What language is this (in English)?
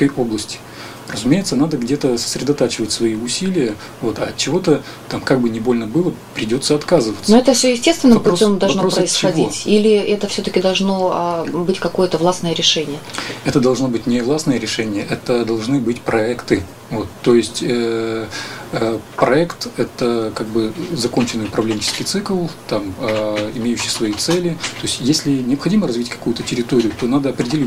Russian